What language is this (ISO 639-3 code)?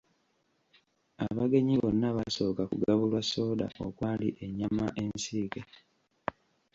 lug